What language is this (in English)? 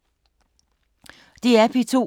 Danish